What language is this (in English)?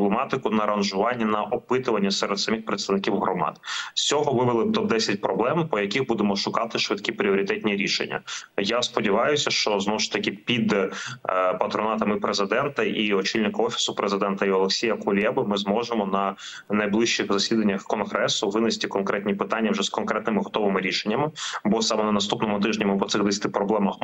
Ukrainian